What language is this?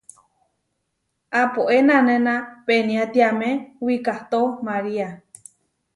Huarijio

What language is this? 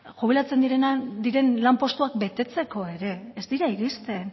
Basque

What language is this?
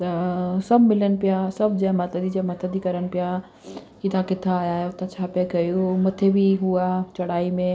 Sindhi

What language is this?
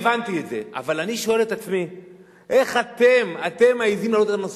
Hebrew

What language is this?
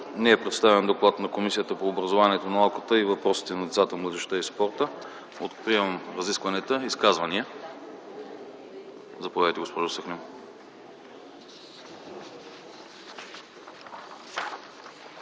Bulgarian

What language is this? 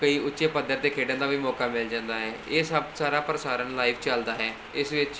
Punjabi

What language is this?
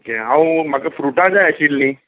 Konkani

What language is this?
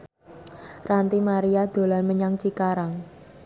Javanese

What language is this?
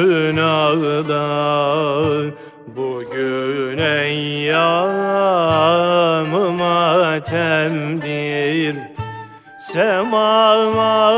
Turkish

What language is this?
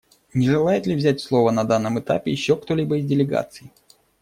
Russian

